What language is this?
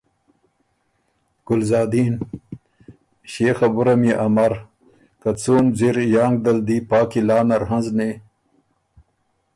Ormuri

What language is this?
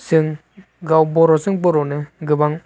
Bodo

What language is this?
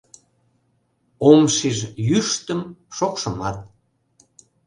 Mari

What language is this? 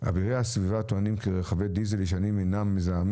Hebrew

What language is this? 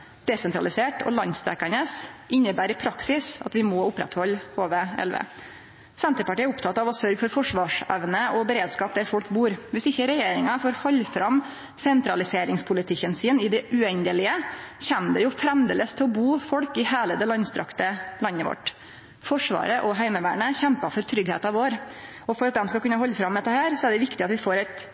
Norwegian Nynorsk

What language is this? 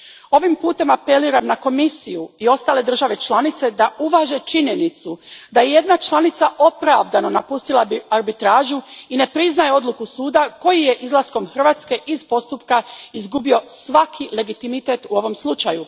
Croatian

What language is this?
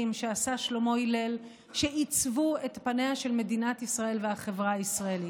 Hebrew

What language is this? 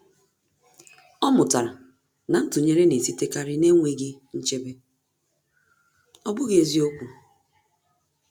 Igbo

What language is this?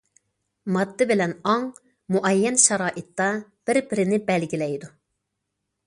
Uyghur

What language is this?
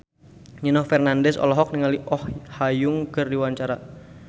Sundanese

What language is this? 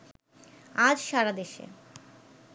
Bangla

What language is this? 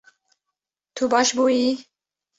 Kurdish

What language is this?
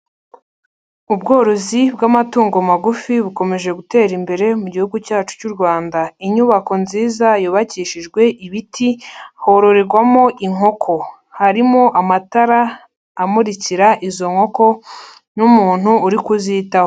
Kinyarwanda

